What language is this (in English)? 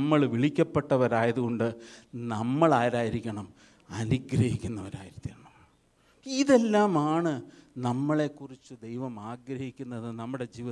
Malayalam